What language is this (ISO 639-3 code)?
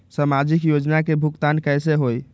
mag